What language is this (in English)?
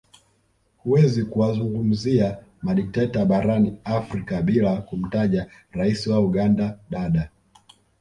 Swahili